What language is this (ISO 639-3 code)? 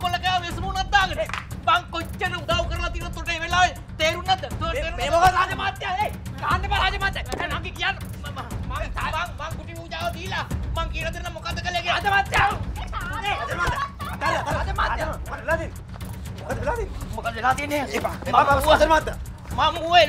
ind